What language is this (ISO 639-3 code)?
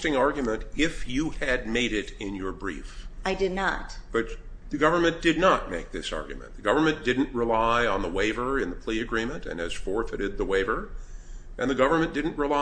eng